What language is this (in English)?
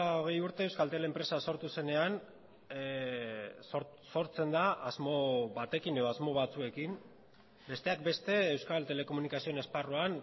Basque